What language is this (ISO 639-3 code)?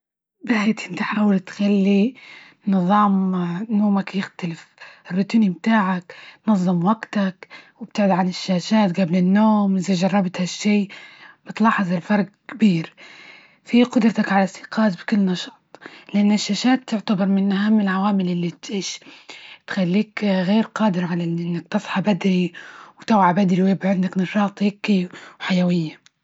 ayl